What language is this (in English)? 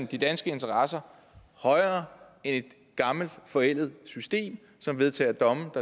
Danish